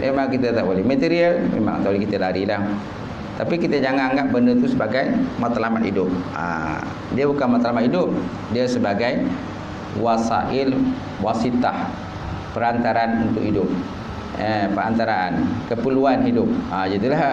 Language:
Malay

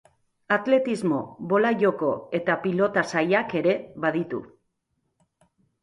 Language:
Basque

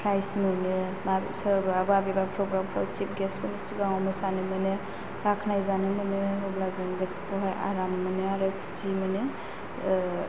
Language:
Bodo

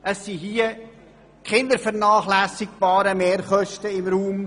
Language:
Swiss German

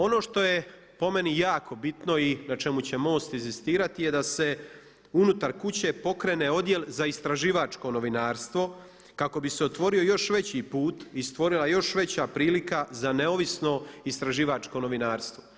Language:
Croatian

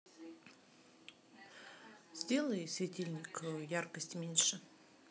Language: Russian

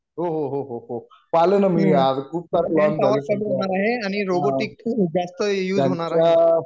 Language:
Marathi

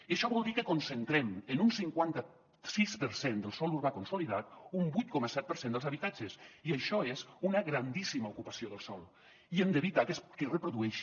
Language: Catalan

